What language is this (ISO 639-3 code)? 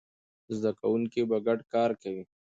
pus